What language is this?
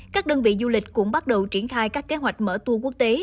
Vietnamese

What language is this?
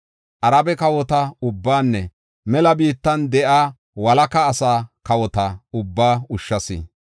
Gofa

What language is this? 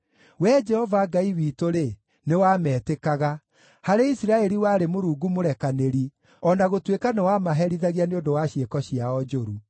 Kikuyu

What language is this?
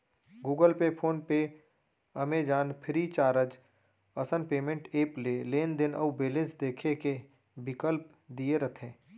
Chhattisgarhi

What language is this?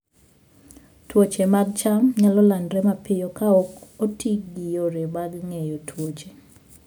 Luo (Kenya and Tanzania)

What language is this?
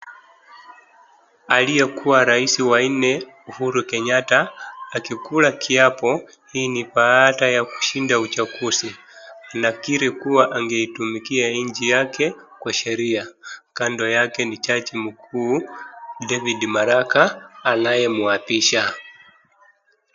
Swahili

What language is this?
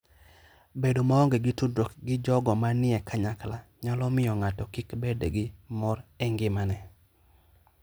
Luo (Kenya and Tanzania)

